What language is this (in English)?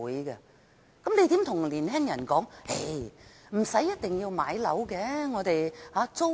Cantonese